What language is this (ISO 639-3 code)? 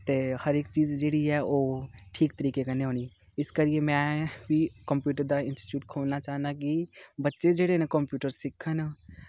doi